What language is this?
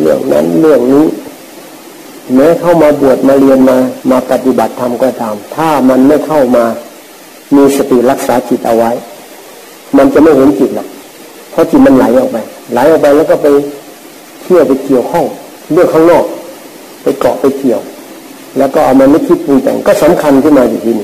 Thai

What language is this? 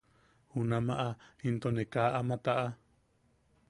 Yaqui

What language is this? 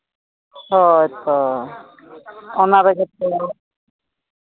Santali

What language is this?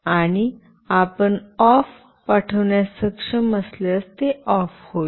Marathi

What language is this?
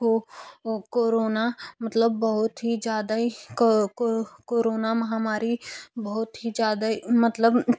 Hindi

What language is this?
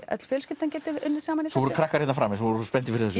Icelandic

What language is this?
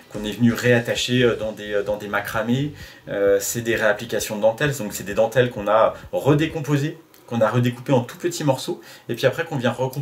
French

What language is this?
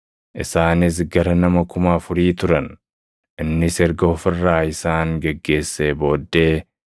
Oromo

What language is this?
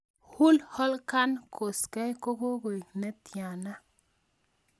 Kalenjin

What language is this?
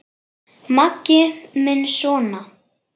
Icelandic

